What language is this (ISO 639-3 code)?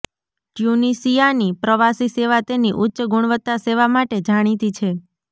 guj